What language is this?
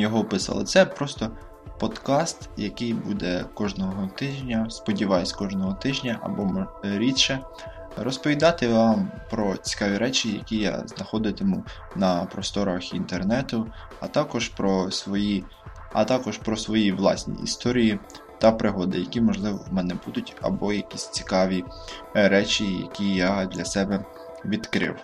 Ukrainian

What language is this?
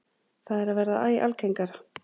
Icelandic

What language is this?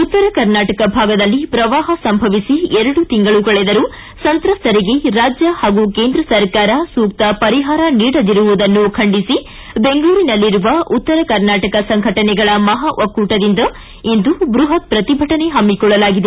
Kannada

